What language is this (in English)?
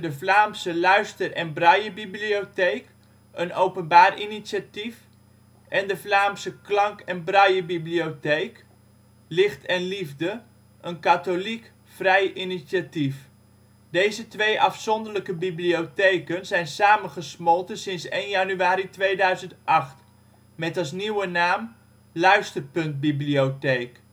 Dutch